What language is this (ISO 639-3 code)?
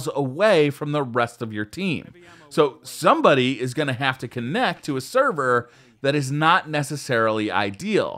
eng